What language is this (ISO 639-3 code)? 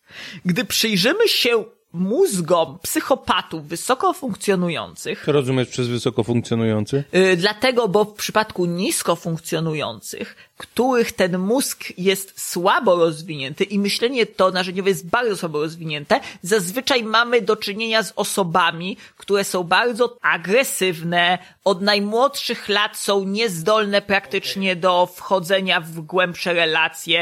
pol